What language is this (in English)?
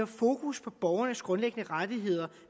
Danish